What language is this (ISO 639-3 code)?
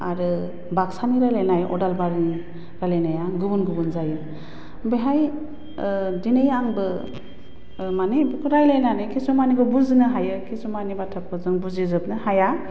brx